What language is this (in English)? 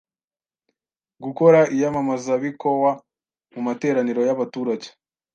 Kinyarwanda